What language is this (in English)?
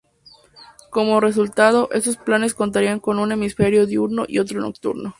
Spanish